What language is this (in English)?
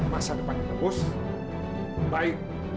Indonesian